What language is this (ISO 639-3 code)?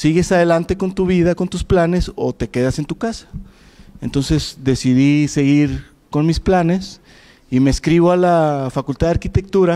spa